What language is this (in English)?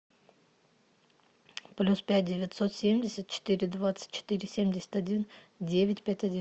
Russian